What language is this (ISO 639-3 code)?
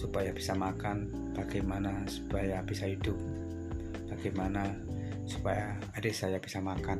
ind